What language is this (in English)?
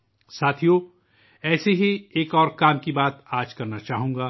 Urdu